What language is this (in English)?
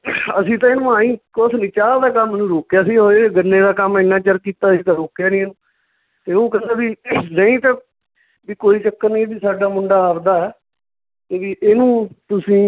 Punjabi